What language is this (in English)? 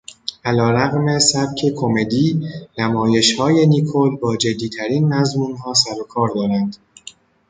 Persian